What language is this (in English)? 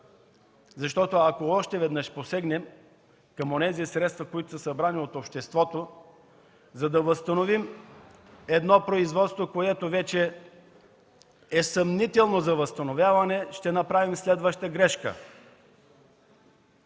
Bulgarian